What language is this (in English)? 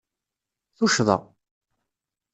Kabyle